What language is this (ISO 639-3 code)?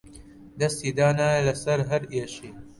ckb